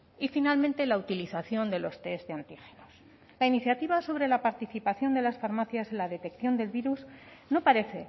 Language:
Spanish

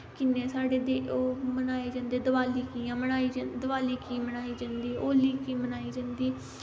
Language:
Dogri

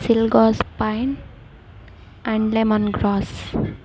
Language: Telugu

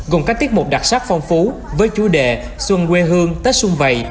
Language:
Vietnamese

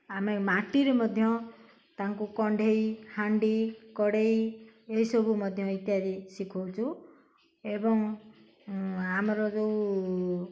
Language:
Odia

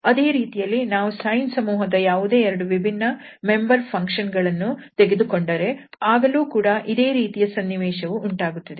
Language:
Kannada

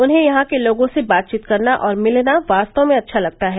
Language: Hindi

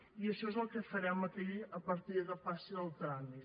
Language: Catalan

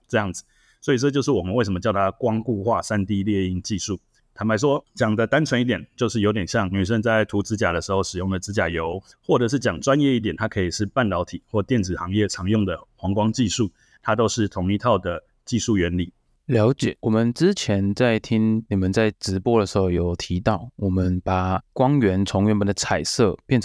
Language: Chinese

